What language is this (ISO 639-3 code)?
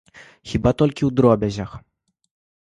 bel